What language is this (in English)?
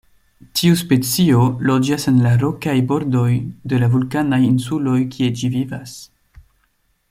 Esperanto